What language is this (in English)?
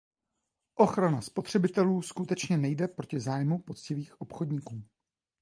Czech